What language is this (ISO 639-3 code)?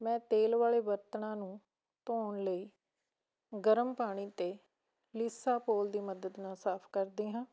pan